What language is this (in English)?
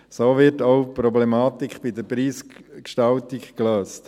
Swiss German